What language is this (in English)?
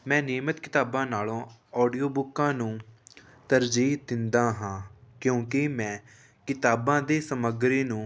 Punjabi